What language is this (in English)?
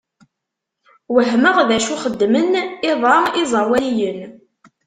Kabyle